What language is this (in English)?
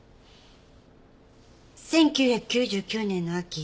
Japanese